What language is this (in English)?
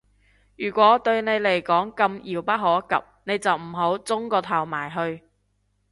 Cantonese